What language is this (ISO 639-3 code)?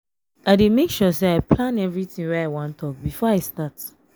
pcm